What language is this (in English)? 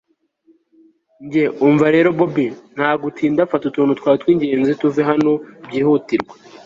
Kinyarwanda